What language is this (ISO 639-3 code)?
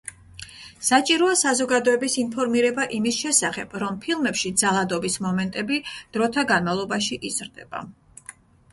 kat